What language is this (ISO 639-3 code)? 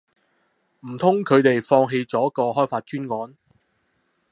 yue